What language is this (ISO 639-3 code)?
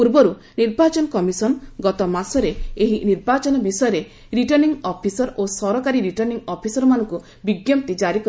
ori